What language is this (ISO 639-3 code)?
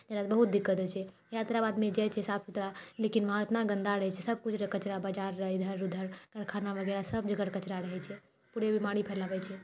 mai